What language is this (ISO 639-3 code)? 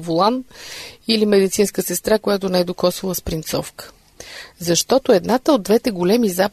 bul